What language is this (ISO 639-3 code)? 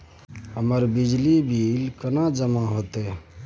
mai